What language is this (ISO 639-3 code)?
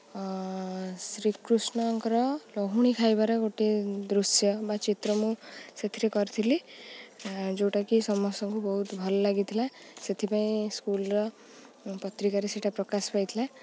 ori